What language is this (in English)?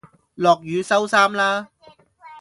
Cantonese